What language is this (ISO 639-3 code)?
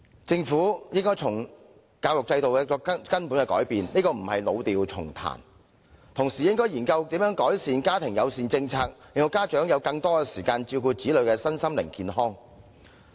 yue